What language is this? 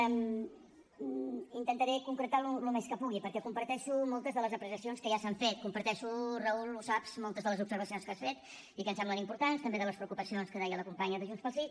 Catalan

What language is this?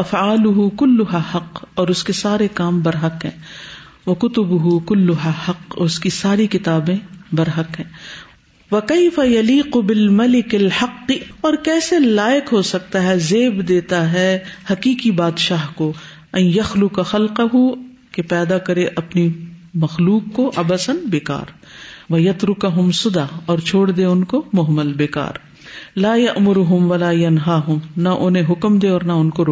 Urdu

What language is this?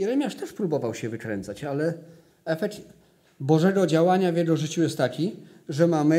Polish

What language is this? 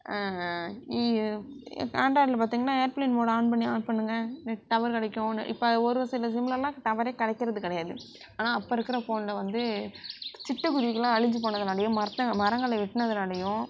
Tamil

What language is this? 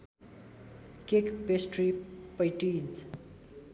Nepali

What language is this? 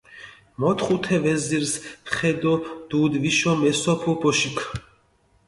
Mingrelian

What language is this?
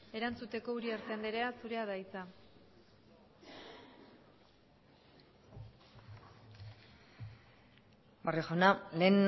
Basque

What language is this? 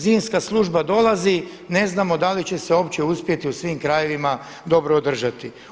Croatian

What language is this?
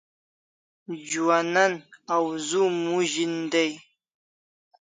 Kalasha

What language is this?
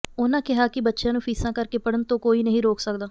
Punjabi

